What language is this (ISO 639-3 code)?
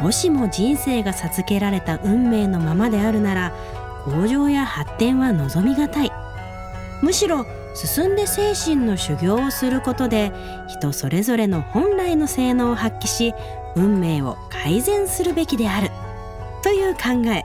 jpn